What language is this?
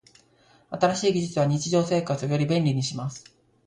Japanese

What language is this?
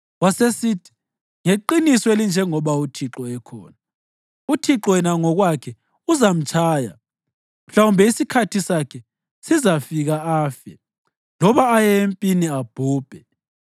North Ndebele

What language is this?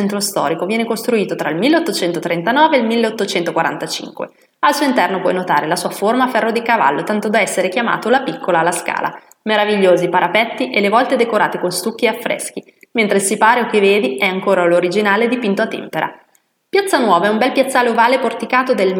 Italian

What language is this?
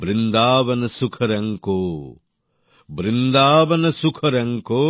Bangla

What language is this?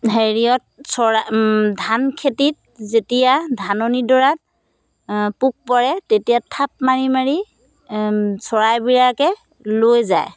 Assamese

